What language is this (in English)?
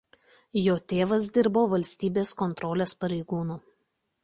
Lithuanian